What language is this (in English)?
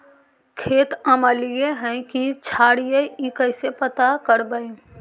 Magahi